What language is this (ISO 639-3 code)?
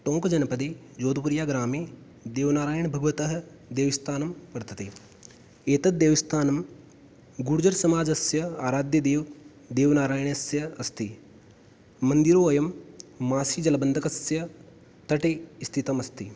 san